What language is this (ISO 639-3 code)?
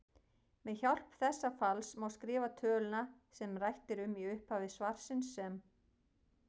isl